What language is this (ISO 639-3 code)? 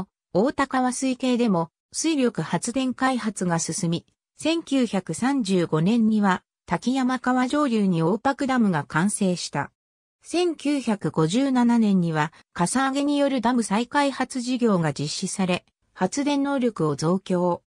jpn